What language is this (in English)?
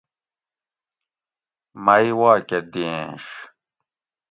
Gawri